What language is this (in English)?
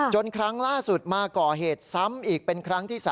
Thai